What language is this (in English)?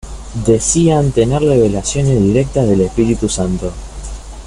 Spanish